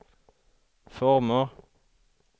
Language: Swedish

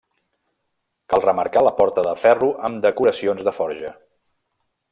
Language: Catalan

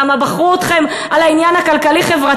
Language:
Hebrew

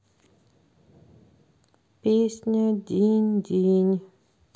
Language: Russian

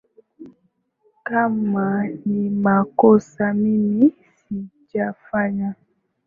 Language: Swahili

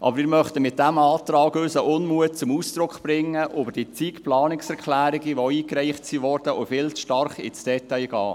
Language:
Swiss German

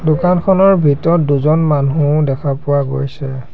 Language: Assamese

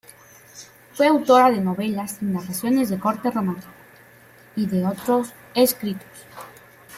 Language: Spanish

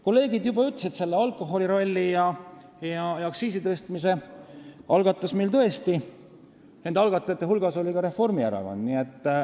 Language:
Estonian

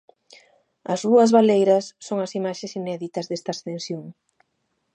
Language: Galician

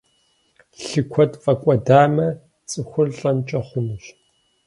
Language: Kabardian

